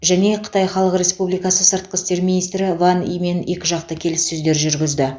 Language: Kazakh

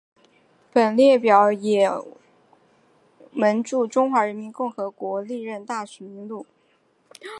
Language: Chinese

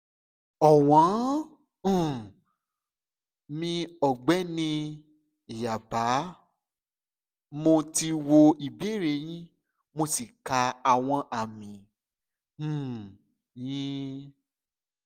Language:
Yoruba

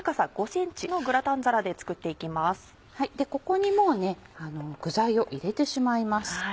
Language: Japanese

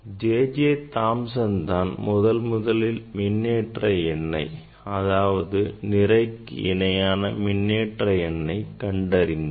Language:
Tamil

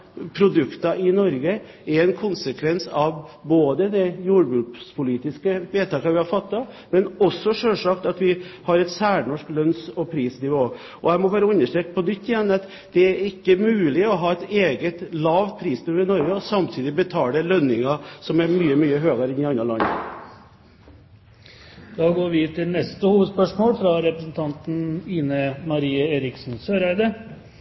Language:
Norwegian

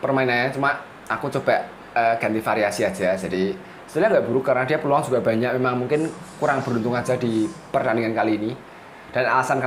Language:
Indonesian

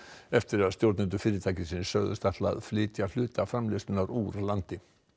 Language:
Icelandic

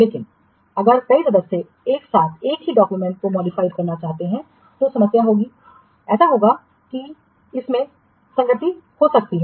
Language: Hindi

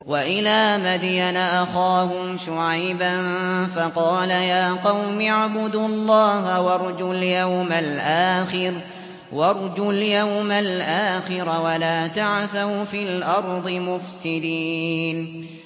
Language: Arabic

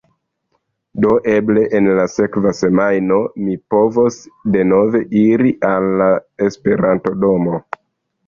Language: Esperanto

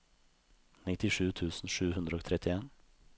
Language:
Norwegian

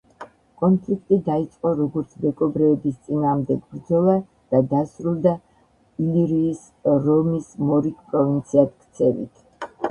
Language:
Georgian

